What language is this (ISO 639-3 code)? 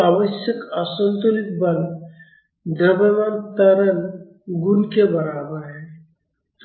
hin